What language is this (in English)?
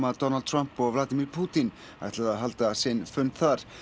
Icelandic